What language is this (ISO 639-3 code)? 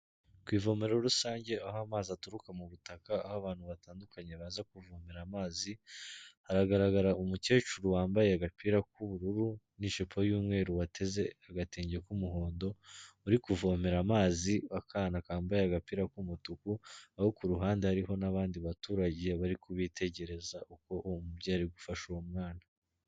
kin